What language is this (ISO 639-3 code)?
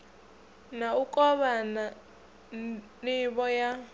ven